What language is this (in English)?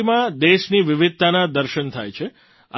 Gujarati